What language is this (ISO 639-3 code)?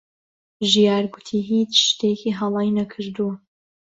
ckb